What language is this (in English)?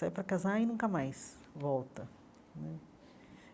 Portuguese